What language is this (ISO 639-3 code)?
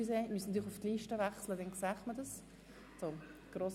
gsw